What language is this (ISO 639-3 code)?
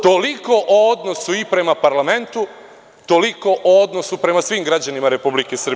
srp